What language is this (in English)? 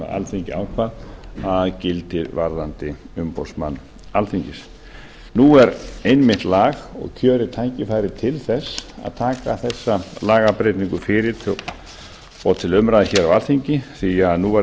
Icelandic